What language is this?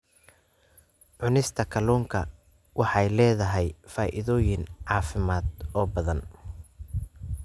Somali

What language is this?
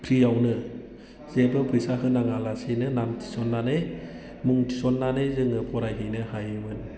Bodo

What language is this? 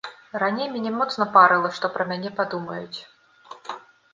Belarusian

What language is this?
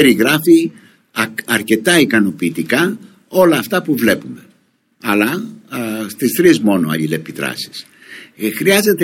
Greek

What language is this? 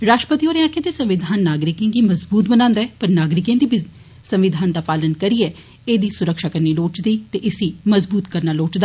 Dogri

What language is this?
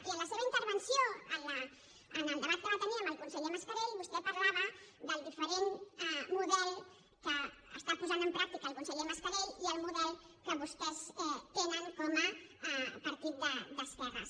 Catalan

